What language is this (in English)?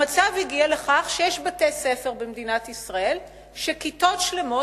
Hebrew